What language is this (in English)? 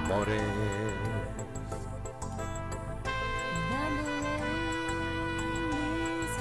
Spanish